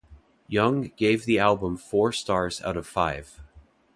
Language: English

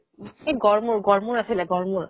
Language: Assamese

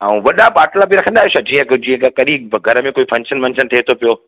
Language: Sindhi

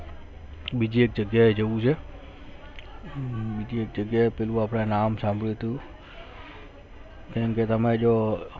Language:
Gujarati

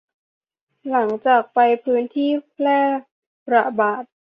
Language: Thai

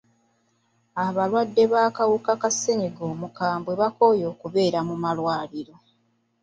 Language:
Ganda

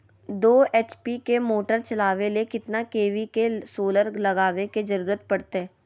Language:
Magahi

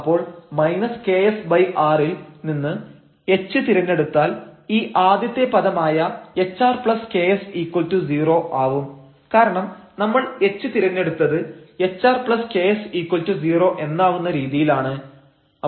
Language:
Malayalam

